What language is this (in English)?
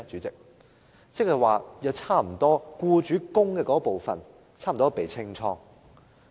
Cantonese